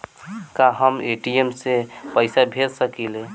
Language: Bhojpuri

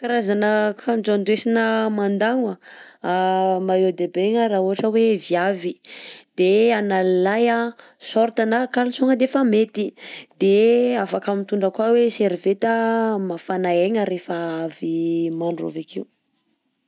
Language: Southern Betsimisaraka Malagasy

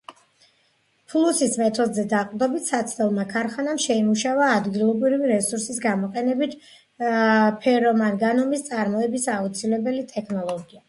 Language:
Georgian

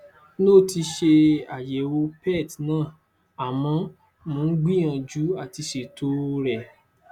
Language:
Yoruba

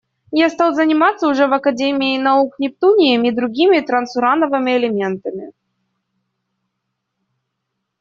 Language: Russian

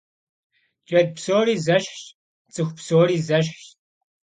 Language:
Kabardian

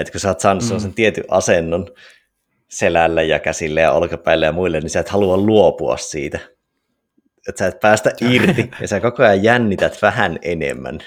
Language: Finnish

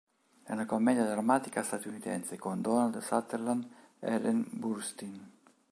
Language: Italian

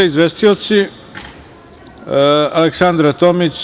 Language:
Serbian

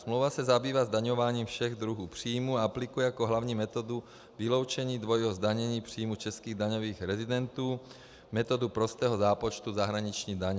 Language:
Czech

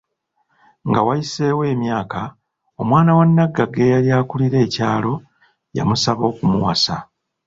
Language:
Ganda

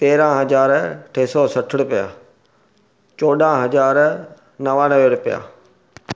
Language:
Sindhi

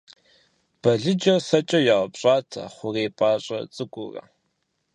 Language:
Kabardian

